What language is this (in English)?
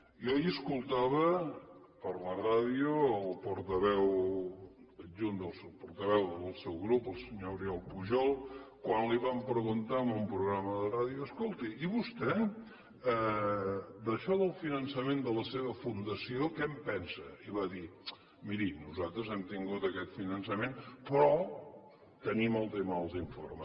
Catalan